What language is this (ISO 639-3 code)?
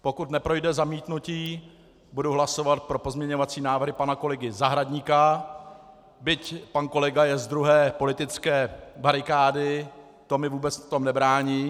ces